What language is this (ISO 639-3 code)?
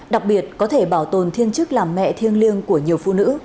vie